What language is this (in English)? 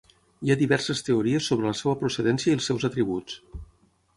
Catalan